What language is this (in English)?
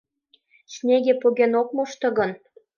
Mari